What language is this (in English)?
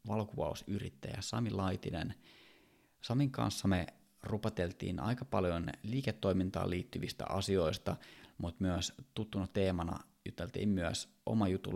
Finnish